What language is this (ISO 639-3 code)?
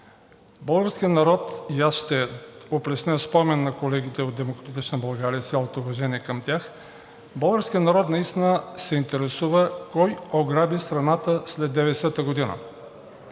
bul